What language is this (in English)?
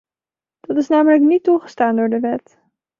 Dutch